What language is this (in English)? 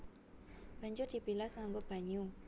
Javanese